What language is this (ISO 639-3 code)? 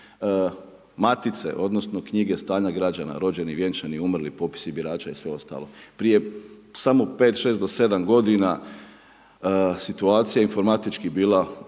hrv